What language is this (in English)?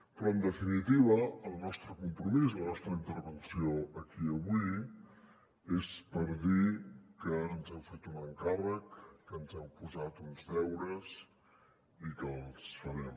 Catalan